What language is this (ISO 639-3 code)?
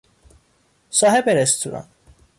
fas